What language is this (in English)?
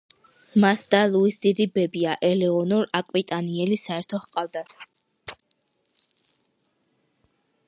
Georgian